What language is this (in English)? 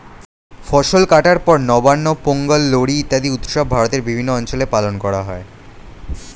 Bangla